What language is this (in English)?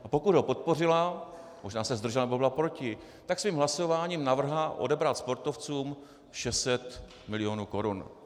Czech